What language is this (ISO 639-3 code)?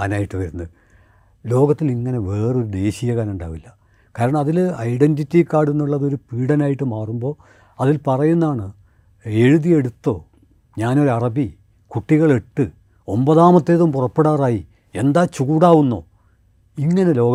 mal